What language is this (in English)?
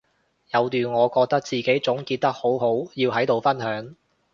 Cantonese